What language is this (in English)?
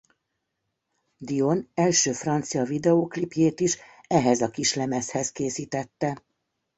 Hungarian